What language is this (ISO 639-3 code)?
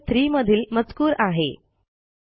mar